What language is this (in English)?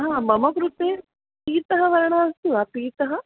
Sanskrit